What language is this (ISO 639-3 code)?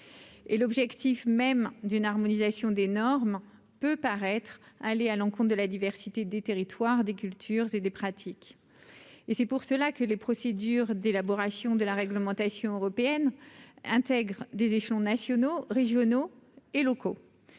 fra